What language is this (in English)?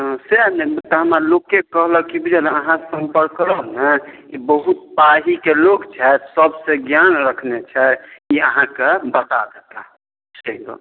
Maithili